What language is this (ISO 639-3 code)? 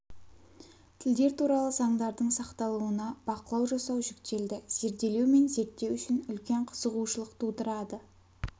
kaz